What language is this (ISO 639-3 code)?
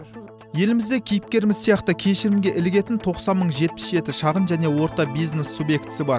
kaz